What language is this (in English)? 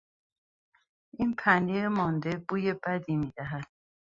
Persian